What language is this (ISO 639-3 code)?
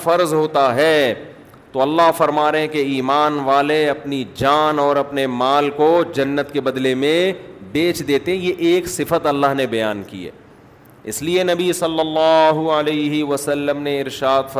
urd